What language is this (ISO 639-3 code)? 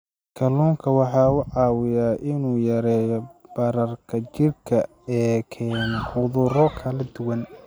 som